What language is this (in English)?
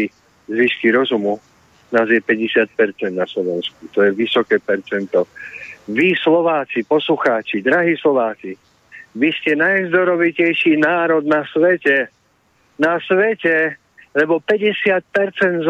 Slovak